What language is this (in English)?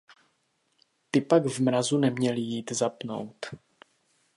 Czech